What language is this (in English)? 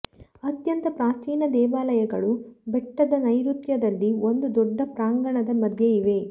Kannada